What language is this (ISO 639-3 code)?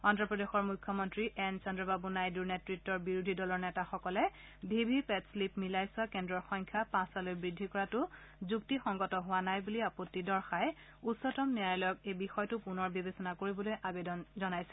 asm